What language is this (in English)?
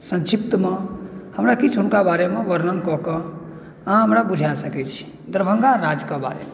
Maithili